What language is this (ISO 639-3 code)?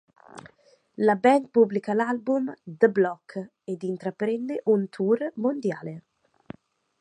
ita